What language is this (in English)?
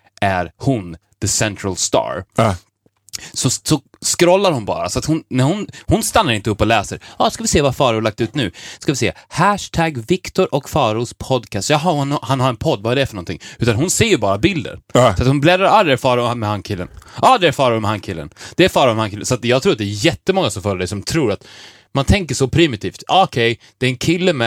Swedish